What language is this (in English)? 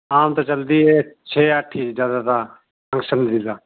Punjabi